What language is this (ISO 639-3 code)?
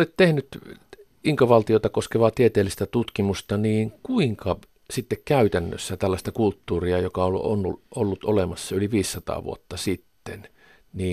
fin